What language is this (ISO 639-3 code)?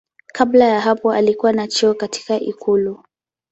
swa